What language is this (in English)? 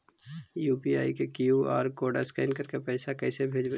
Magahi